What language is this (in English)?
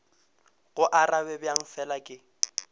Northern Sotho